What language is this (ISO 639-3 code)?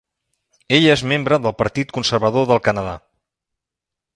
cat